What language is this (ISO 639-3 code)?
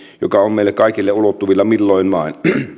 fin